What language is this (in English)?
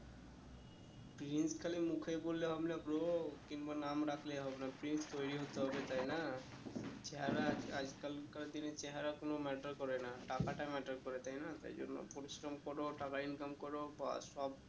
Bangla